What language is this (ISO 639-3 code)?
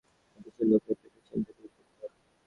ben